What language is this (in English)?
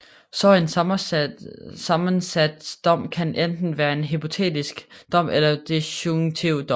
Danish